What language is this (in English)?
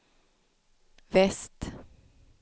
Swedish